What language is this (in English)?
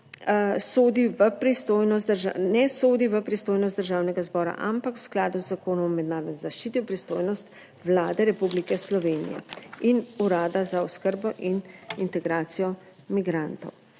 Slovenian